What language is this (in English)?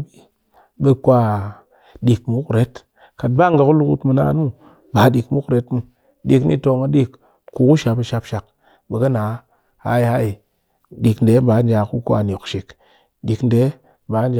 Cakfem-Mushere